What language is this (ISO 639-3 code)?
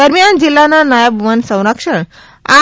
guj